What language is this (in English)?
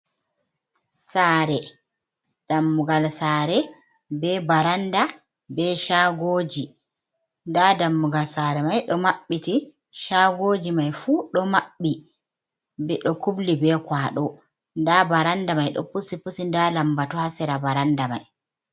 Fula